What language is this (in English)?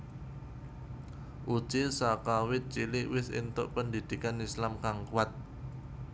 Javanese